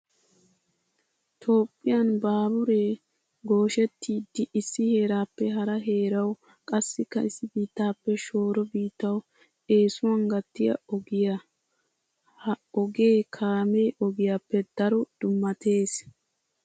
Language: Wolaytta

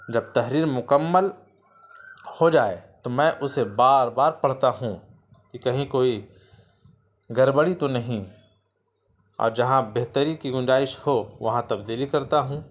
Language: Urdu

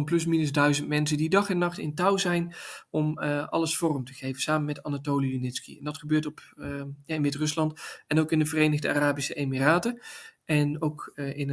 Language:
Dutch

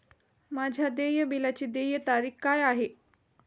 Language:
Marathi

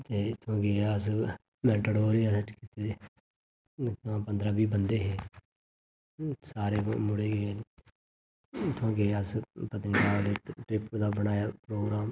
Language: Dogri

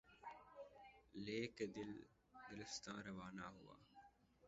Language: Urdu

